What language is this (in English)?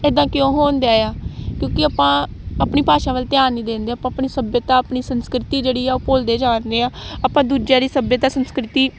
Punjabi